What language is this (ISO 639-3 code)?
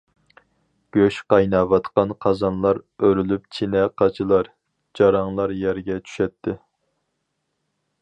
uig